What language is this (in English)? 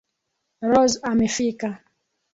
Swahili